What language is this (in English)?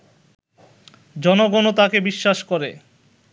Bangla